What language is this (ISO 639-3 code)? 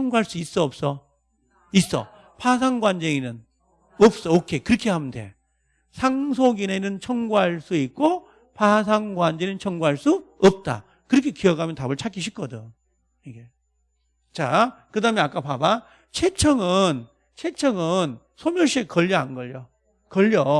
kor